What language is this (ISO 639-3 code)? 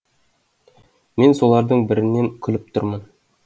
kaz